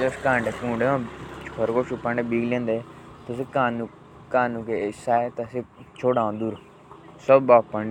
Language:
Jaunsari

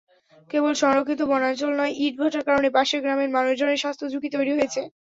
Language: Bangla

